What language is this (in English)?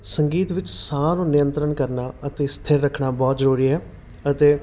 Punjabi